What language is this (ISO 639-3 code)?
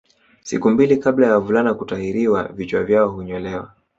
swa